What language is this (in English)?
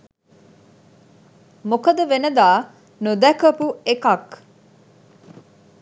Sinhala